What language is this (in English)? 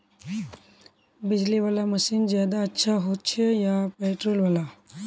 Magahi